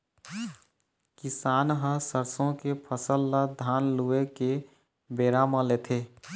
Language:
Chhattisgarhi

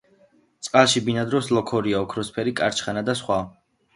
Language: Georgian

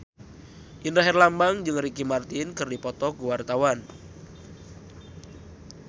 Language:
Sundanese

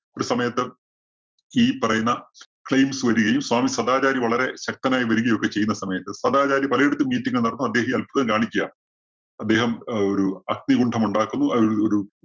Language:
Malayalam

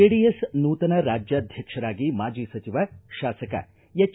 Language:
Kannada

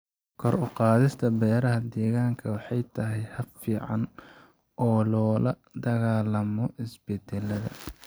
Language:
Somali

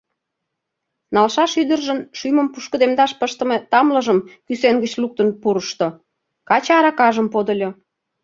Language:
Mari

